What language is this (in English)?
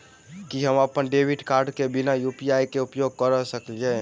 Maithili